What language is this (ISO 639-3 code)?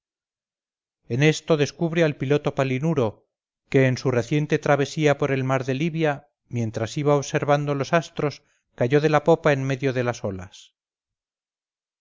spa